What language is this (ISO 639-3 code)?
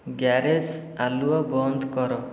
ori